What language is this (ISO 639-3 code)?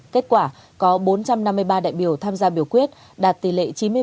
vie